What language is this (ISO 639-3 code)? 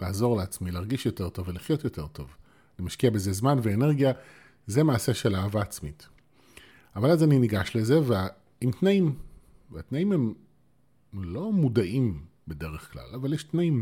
heb